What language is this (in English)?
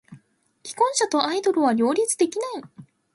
Japanese